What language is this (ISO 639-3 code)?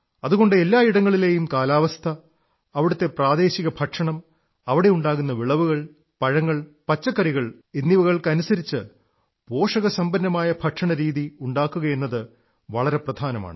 mal